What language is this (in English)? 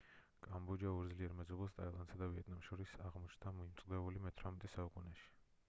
Georgian